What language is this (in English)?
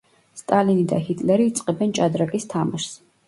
Georgian